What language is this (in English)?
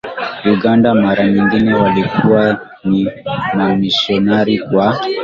Swahili